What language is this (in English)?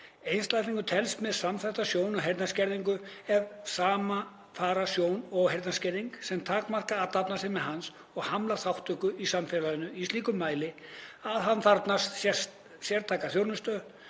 Icelandic